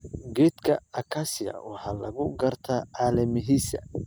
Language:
Somali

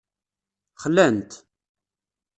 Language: Kabyle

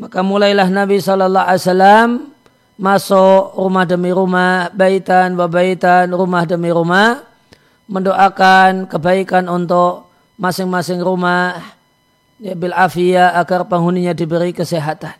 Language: Indonesian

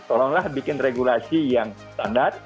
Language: Indonesian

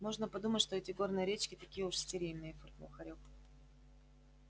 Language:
Russian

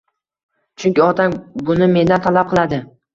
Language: Uzbek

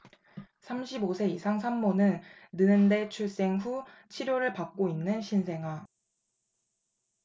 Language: Korean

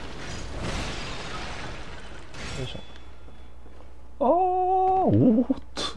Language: Japanese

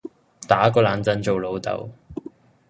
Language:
Cantonese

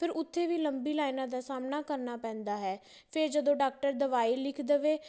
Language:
Punjabi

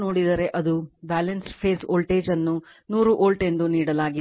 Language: Kannada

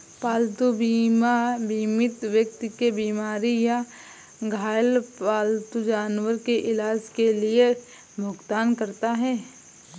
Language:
Hindi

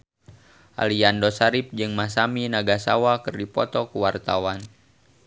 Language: Sundanese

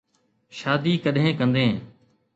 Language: Sindhi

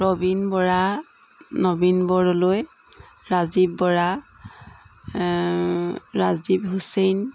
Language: Assamese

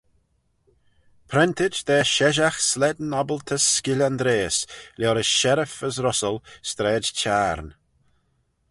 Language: Manx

